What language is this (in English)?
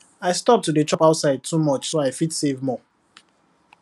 Nigerian Pidgin